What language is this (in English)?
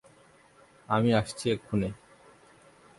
Bangla